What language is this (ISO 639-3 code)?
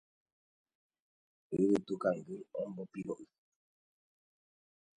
grn